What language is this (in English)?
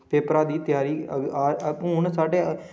Dogri